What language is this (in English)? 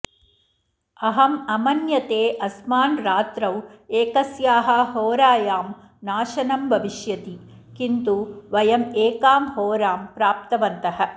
Sanskrit